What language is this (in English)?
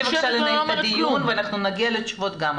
Hebrew